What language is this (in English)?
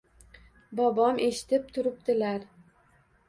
Uzbek